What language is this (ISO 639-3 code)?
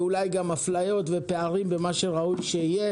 heb